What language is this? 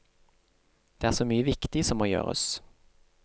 Norwegian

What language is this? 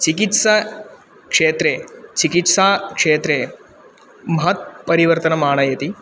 Sanskrit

